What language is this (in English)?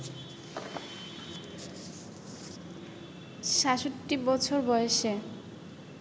Bangla